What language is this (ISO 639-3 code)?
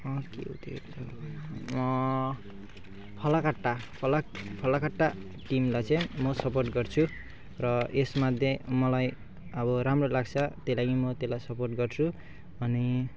nep